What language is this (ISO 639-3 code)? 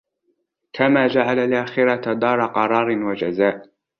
ara